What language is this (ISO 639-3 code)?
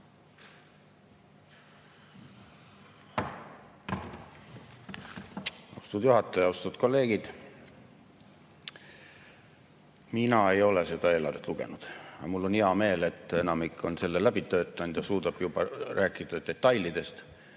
est